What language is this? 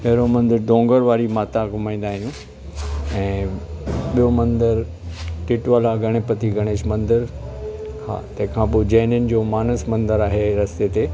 Sindhi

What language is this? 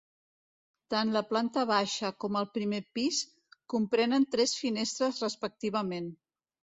Catalan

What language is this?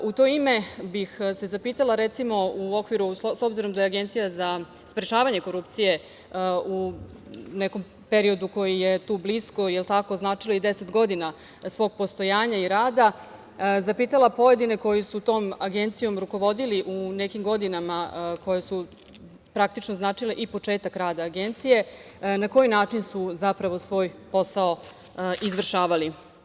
Serbian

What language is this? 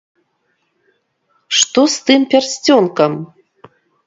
Belarusian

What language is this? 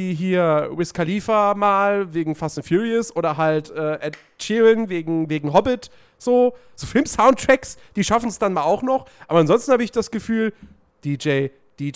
German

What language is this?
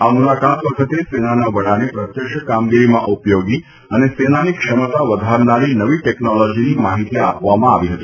Gujarati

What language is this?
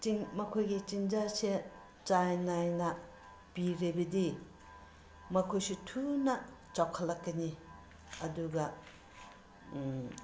Manipuri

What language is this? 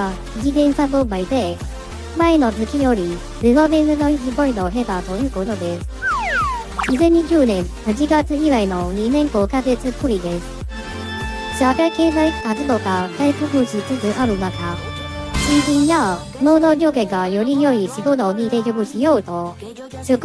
Japanese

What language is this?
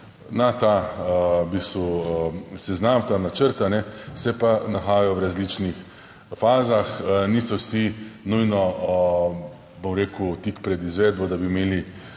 Slovenian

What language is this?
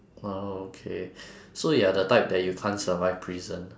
English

